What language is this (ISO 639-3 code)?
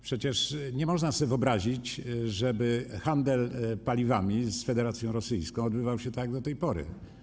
pol